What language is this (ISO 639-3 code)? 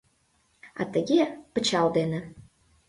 chm